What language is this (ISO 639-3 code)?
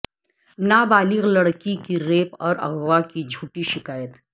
urd